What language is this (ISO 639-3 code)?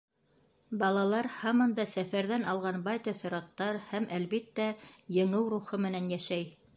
bak